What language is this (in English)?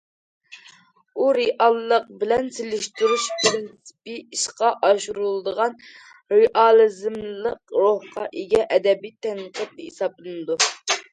Uyghur